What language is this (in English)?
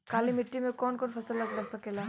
Bhojpuri